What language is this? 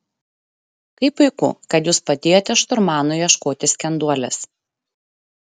Lithuanian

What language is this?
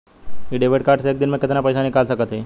Bhojpuri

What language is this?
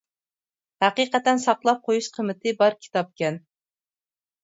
Uyghur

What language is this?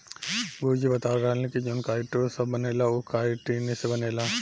Bhojpuri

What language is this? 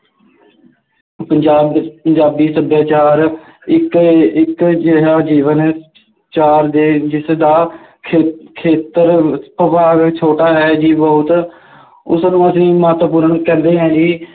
Punjabi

